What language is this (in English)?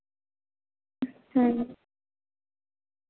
Santali